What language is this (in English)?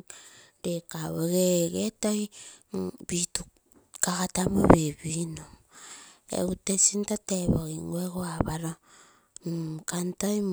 Terei